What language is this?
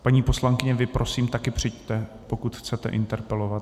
Czech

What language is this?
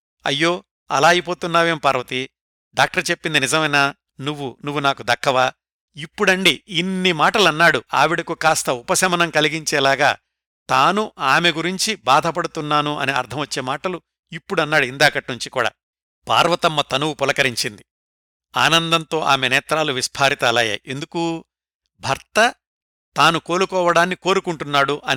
Telugu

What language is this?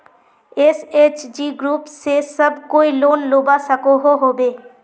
Magahi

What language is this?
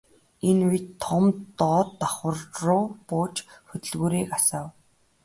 Mongolian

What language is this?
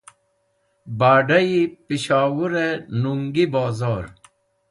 Wakhi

